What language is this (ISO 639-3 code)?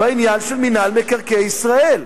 heb